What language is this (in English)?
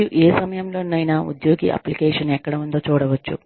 Telugu